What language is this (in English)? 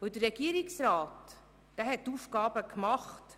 Swiss German